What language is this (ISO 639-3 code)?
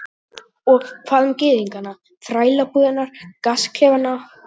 isl